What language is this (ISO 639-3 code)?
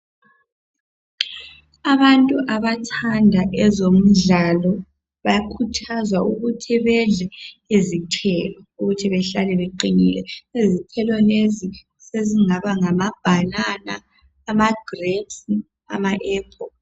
nde